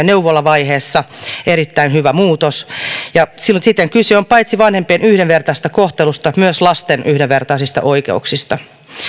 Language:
Finnish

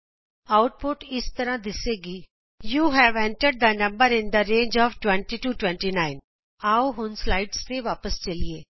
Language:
Punjabi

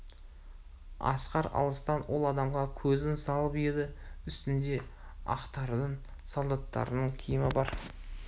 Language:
Kazakh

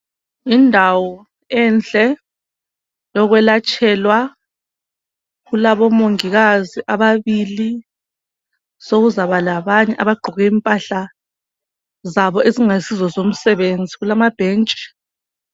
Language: North Ndebele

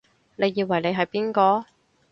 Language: Cantonese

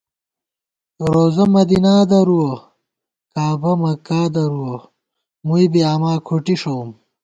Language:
Gawar-Bati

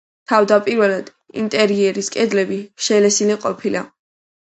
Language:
Georgian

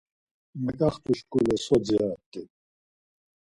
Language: Laz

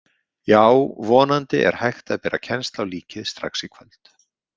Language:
Icelandic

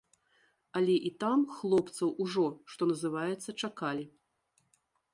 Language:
Belarusian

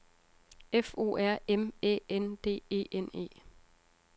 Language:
Danish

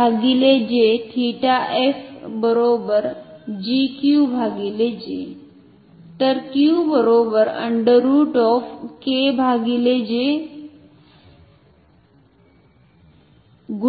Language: Marathi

